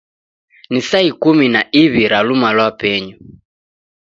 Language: Taita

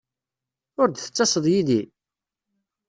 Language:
Kabyle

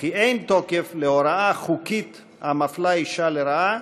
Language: Hebrew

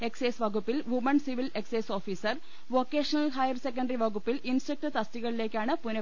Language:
Malayalam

